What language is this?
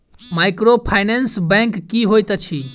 Maithili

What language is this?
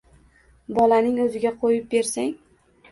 Uzbek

